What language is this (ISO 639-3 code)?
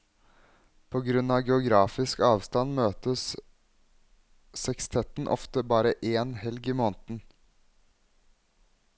nor